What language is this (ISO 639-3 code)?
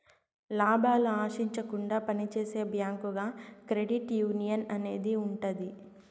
tel